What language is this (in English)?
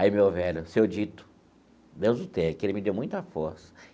Portuguese